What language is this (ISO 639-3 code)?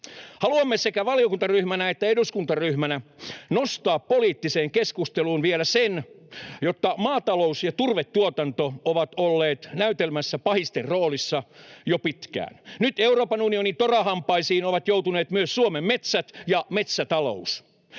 fin